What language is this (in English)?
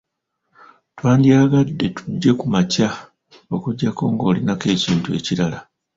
Ganda